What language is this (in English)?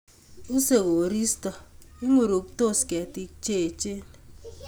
Kalenjin